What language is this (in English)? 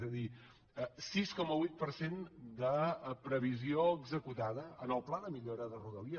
Catalan